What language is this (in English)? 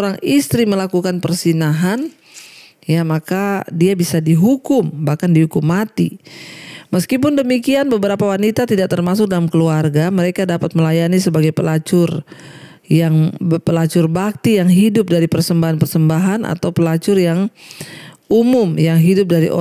Indonesian